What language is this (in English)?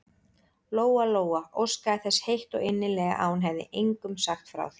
Icelandic